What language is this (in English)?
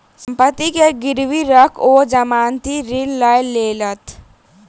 Maithili